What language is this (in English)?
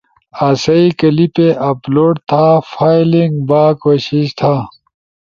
Ushojo